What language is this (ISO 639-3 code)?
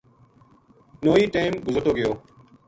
gju